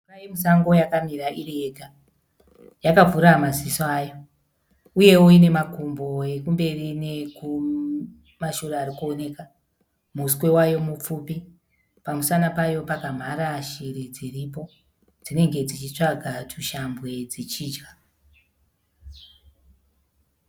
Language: Shona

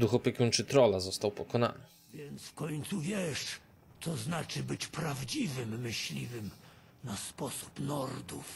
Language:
Polish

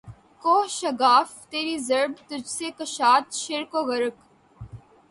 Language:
Urdu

